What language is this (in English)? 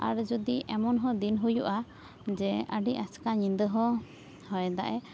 Santali